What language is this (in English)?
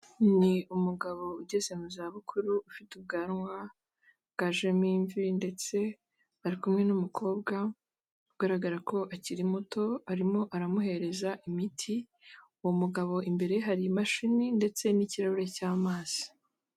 Kinyarwanda